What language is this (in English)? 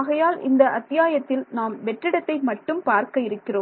Tamil